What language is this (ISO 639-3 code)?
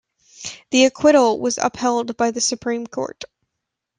eng